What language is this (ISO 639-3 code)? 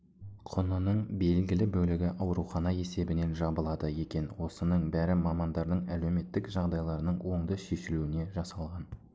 kaz